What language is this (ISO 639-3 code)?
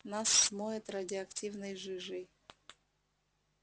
rus